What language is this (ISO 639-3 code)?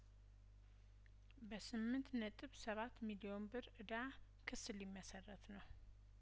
amh